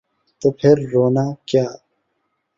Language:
Urdu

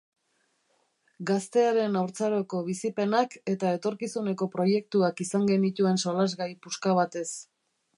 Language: Basque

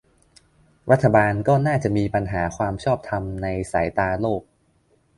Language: Thai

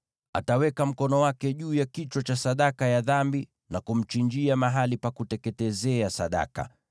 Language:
Swahili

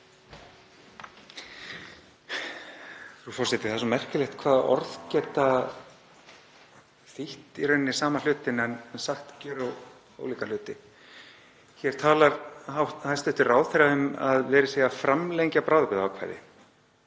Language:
Icelandic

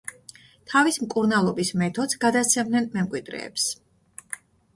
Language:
Georgian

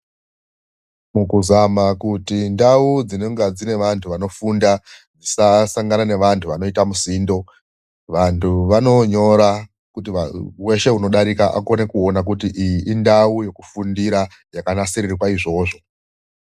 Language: Ndau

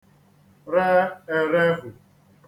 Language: Igbo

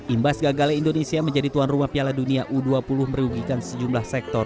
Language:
Indonesian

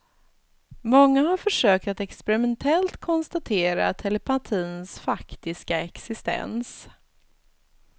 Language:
Swedish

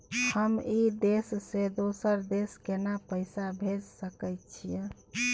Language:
Maithili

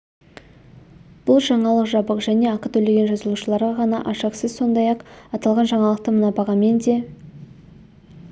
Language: Kazakh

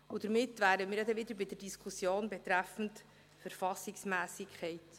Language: Swiss German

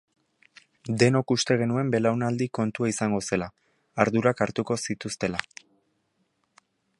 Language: Basque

